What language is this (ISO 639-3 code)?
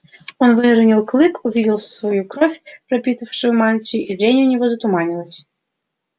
rus